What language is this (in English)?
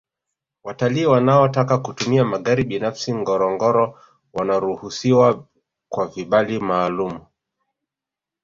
Swahili